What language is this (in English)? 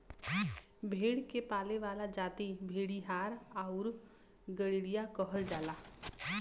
Bhojpuri